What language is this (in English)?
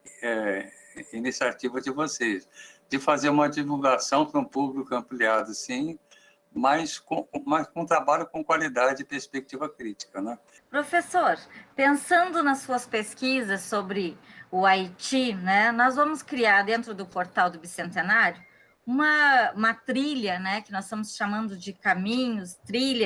Portuguese